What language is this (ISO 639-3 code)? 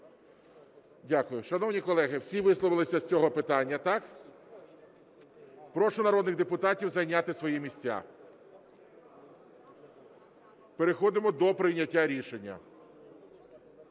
ukr